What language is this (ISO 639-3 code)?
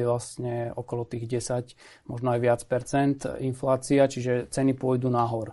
slk